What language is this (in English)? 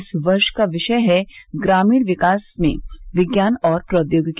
Hindi